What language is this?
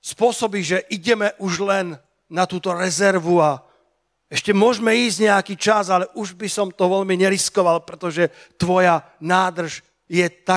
Slovak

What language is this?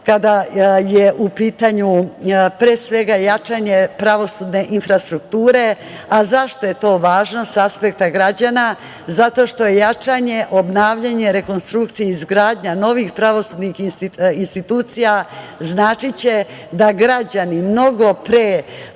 Serbian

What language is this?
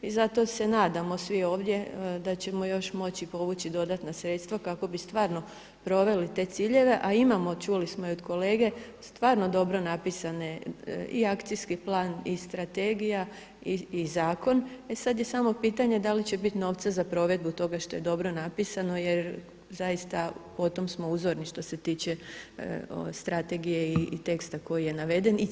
Croatian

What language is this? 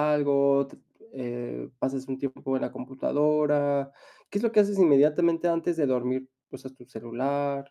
Spanish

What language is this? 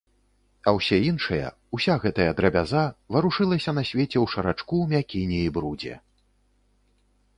Belarusian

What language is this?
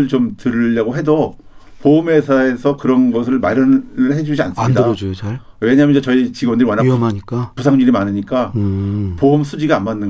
Korean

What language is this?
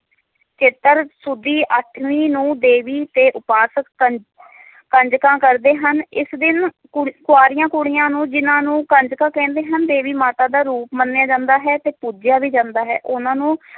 Punjabi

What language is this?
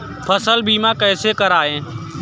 Hindi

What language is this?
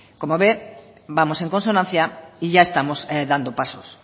Spanish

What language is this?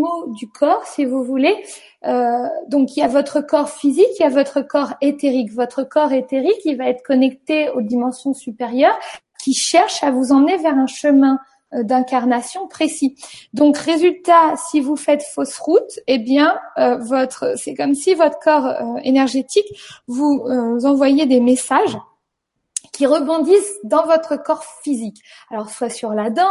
French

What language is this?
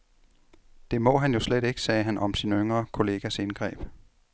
Danish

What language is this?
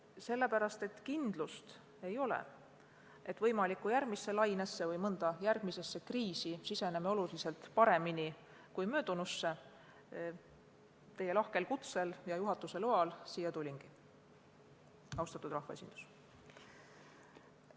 Estonian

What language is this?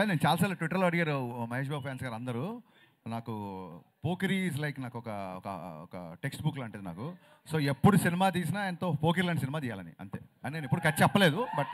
Telugu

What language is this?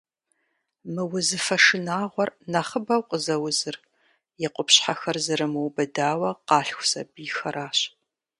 Kabardian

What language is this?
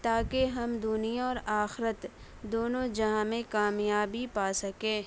Urdu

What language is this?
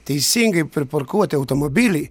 Lithuanian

